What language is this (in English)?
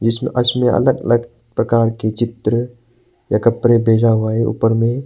Hindi